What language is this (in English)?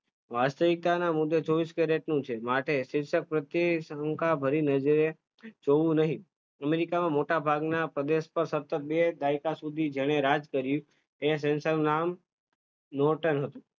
Gujarati